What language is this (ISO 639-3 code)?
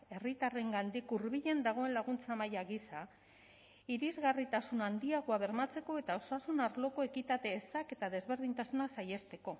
eus